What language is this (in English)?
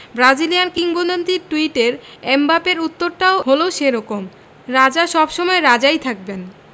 Bangla